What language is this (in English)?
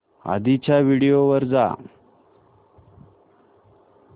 Marathi